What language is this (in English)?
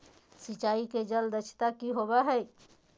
Magahi